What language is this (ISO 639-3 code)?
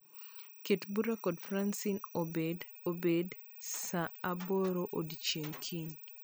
luo